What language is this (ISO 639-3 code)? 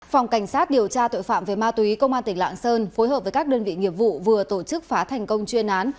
vie